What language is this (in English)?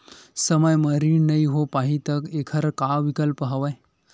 Chhattisgarhi